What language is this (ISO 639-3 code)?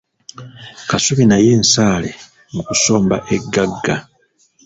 lug